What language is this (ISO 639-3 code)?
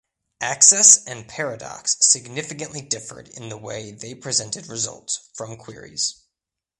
eng